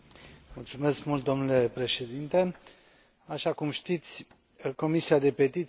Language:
Romanian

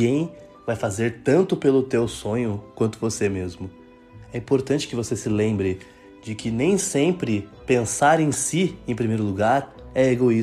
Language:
Portuguese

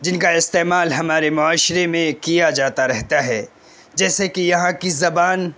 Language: Urdu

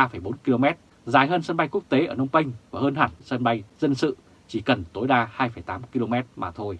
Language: Vietnamese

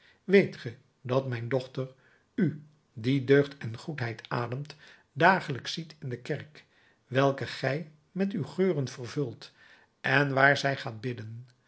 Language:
Dutch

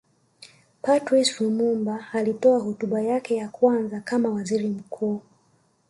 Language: Swahili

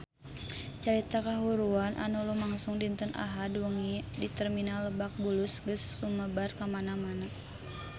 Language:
Sundanese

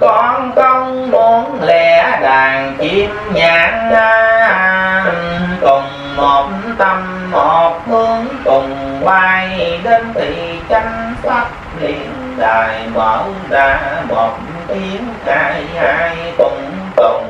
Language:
Vietnamese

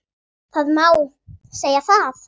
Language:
Icelandic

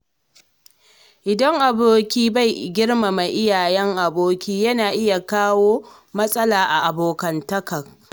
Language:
Hausa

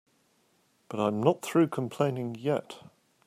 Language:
English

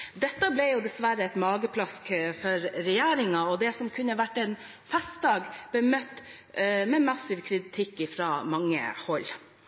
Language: Norwegian Bokmål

